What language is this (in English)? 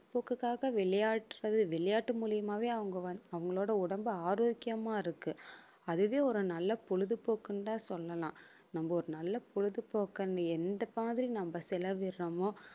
Tamil